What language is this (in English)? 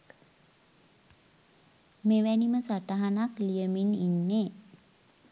Sinhala